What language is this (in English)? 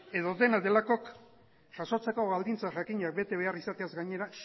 Basque